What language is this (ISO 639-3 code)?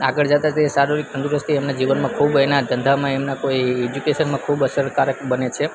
guj